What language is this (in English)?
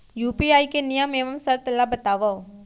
Chhattisgarhi